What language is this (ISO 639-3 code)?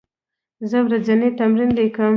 pus